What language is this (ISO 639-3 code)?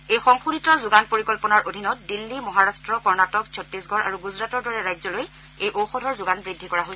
asm